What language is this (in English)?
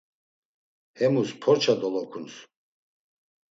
Laz